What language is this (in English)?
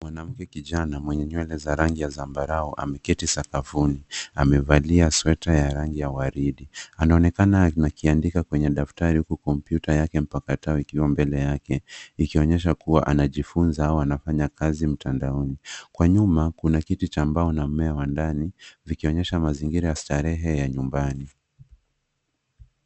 Swahili